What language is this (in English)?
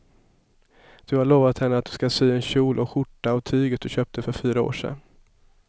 Swedish